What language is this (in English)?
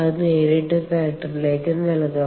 Malayalam